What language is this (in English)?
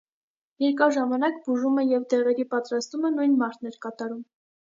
Armenian